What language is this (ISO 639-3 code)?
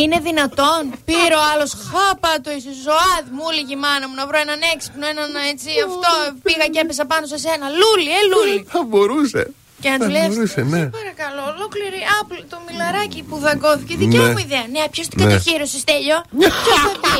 ell